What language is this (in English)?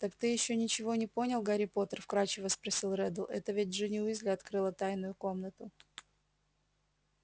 Russian